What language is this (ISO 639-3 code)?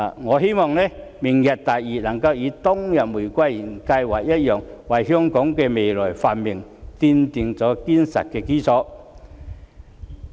yue